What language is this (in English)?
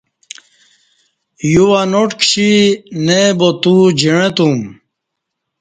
Kati